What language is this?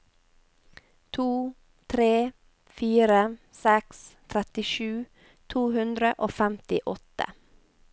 Norwegian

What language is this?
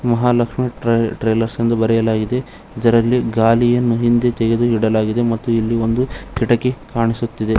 Kannada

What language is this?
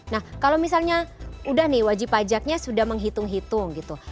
Indonesian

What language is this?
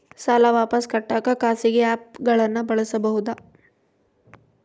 Kannada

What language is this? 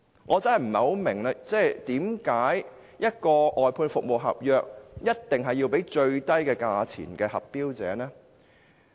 Cantonese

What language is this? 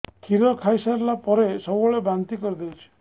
Odia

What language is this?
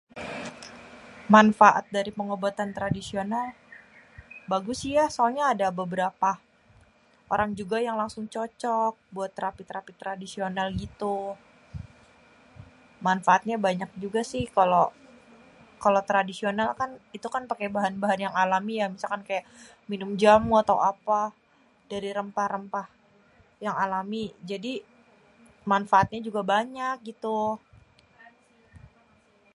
Betawi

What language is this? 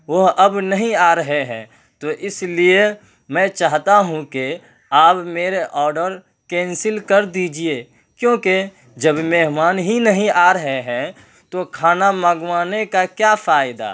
Urdu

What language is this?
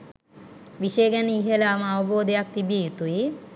Sinhala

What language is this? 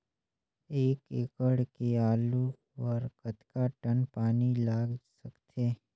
Chhattisgarhi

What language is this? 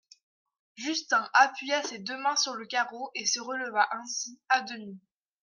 French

